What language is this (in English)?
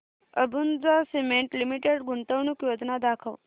Marathi